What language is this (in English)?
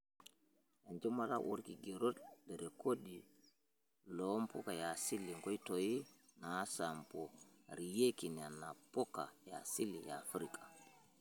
Masai